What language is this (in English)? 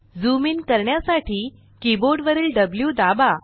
Marathi